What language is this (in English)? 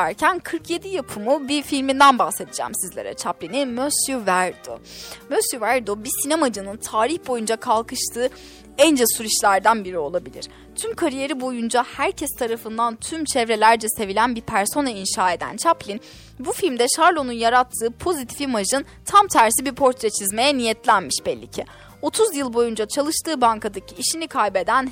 Turkish